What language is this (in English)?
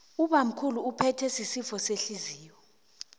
South Ndebele